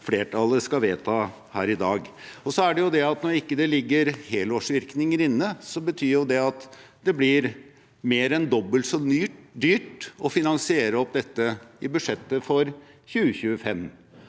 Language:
Norwegian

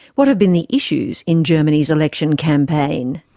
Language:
English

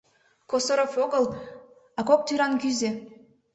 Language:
Mari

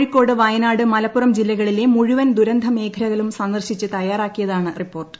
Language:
Malayalam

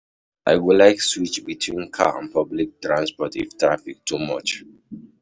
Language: Nigerian Pidgin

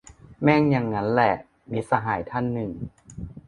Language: Thai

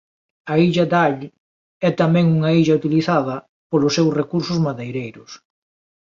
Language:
Galician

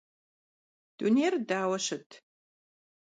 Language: Kabardian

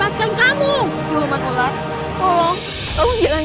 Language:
Indonesian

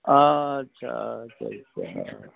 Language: Maithili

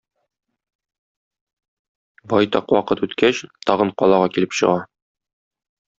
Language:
Tatar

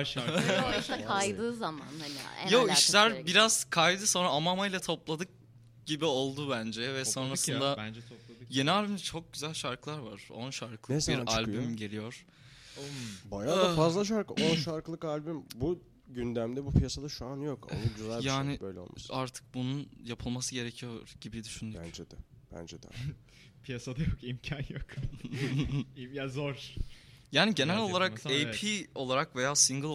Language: Turkish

